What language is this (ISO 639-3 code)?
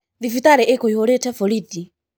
kik